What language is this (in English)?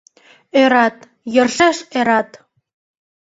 Mari